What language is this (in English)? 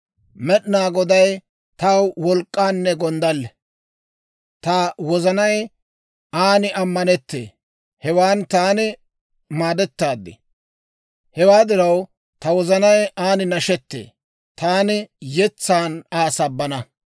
Dawro